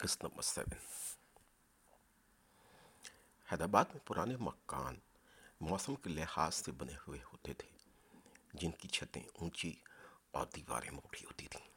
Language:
Urdu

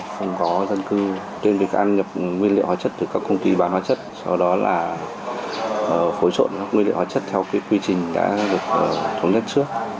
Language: Vietnamese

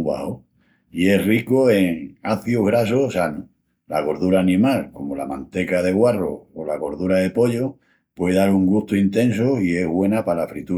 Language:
Extremaduran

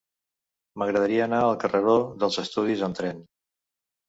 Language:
Catalan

